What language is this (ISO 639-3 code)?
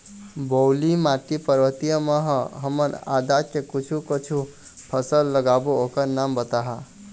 hne